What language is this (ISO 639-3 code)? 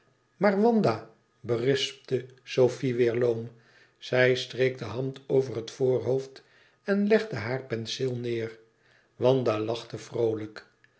nld